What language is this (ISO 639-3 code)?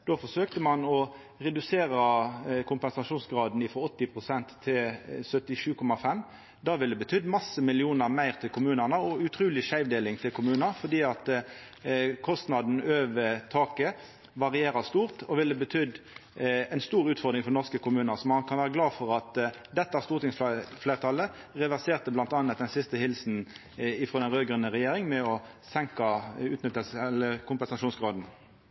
nno